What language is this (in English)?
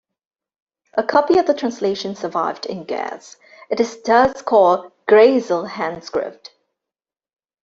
English